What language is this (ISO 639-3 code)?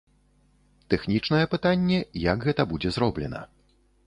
bel